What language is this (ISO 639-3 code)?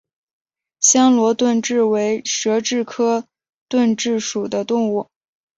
zho